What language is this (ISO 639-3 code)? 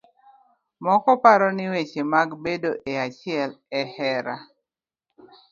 luo